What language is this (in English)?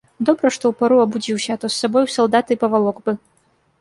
Belarusian